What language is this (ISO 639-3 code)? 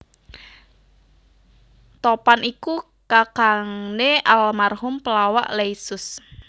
jav